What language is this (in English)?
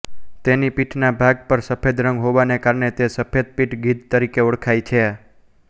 Gujarati